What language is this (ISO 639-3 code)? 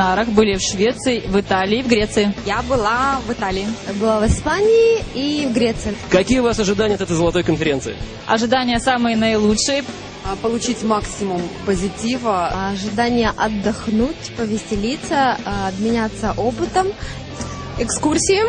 rus